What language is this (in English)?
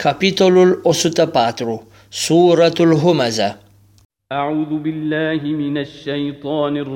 Romanian